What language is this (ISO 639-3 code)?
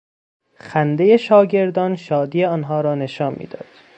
fas